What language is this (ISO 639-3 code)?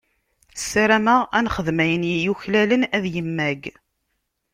kab